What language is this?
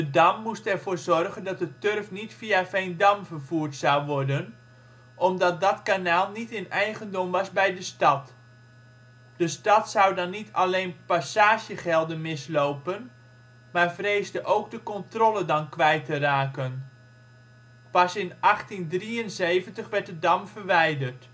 Dutch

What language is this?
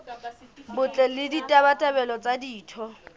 Southern Sotho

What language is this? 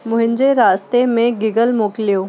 Sindhi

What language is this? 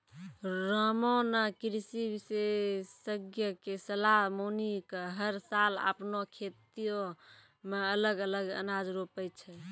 Maithili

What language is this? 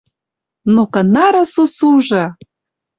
Western Mari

